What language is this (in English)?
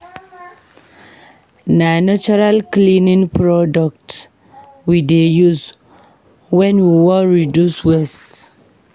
Nigerian Pidgin